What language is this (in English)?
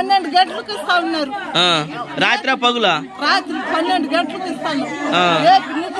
Telugu